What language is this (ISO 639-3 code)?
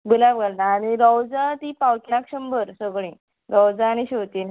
kok